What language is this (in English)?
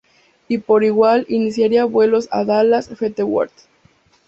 Spanish